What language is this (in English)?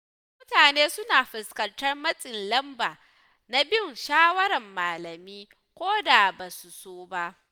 Hausa